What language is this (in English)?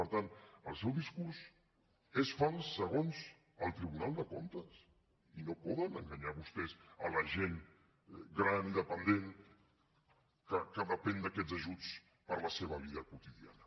Catalan